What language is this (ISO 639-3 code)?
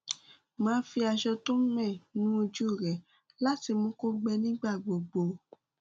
yor